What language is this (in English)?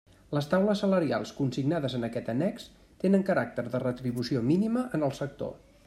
Catalan